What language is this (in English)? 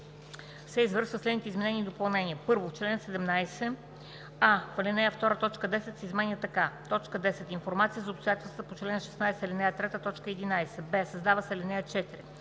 Bulgarian